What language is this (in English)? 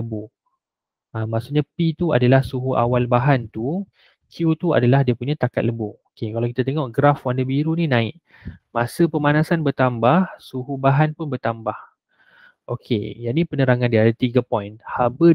Malay